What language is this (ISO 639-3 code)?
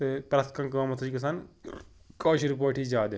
kas